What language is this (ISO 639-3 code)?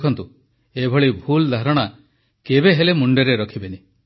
ori